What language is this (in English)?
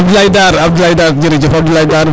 Serer